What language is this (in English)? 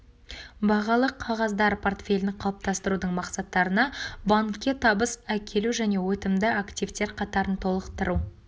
Kazakh